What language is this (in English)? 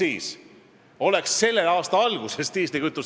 Estonian